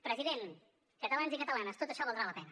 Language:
Catalan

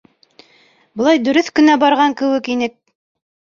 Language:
Bashkir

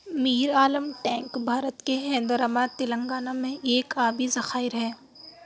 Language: Urdu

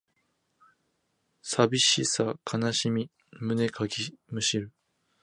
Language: Japanese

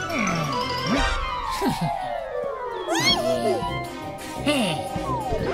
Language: Spanish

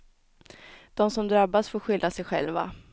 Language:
Swedish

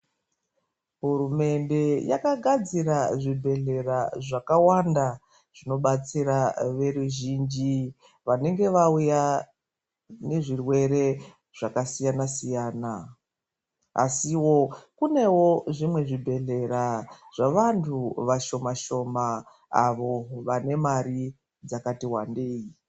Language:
Ndau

